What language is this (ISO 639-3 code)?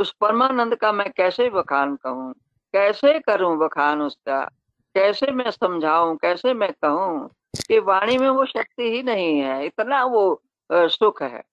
hin